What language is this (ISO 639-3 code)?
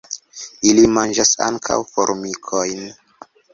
epo